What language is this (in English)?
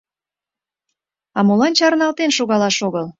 Mari